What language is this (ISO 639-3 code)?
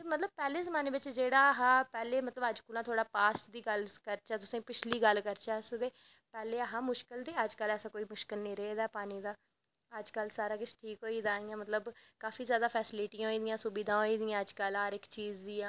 doi